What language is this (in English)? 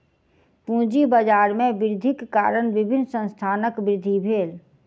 Maithili